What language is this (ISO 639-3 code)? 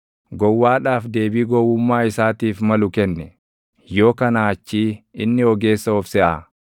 orm